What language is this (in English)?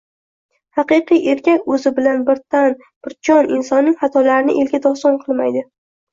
Uzbek